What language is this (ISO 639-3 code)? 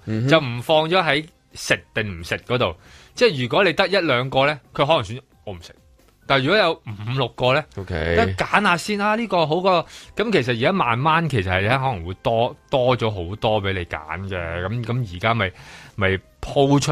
zho